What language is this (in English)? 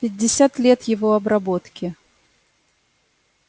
Russian